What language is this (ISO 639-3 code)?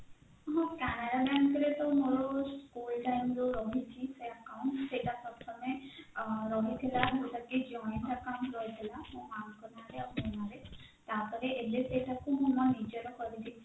ori